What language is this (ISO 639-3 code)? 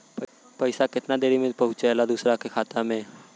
bho